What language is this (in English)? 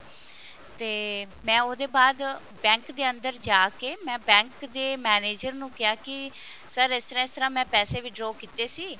Punjabi